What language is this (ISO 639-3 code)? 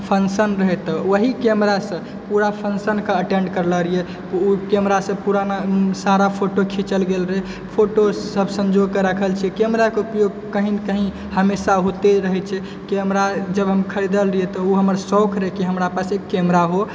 mai